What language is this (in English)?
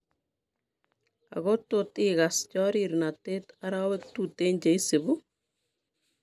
Kalenjin